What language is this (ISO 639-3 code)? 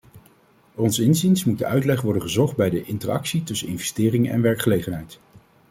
nld